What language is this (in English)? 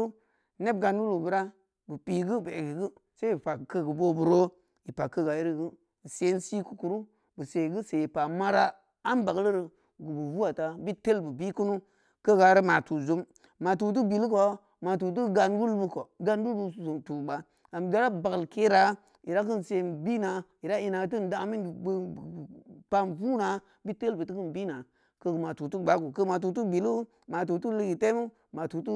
Samba Leko